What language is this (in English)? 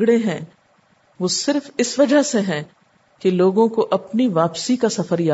Urdu